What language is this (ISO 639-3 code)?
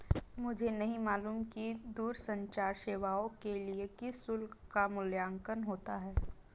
hin